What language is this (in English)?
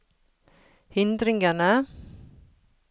Norwegian